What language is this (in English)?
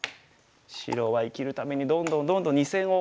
Japanese